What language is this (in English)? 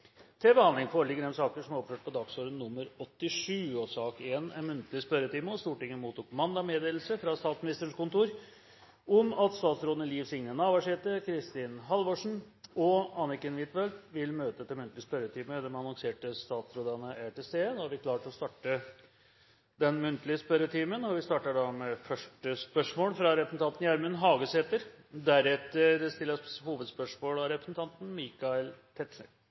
Norwegian